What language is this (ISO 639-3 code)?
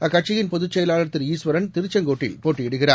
tam